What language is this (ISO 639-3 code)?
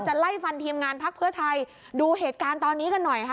tha